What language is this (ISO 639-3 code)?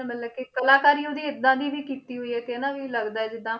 pan